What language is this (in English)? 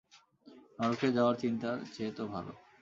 Bangla